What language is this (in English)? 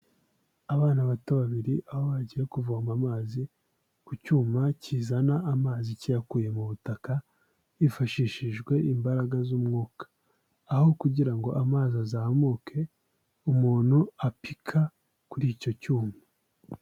Kinyarwanda